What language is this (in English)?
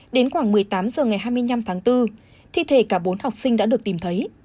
Vietnamese